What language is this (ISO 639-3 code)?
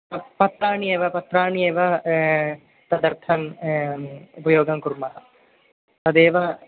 san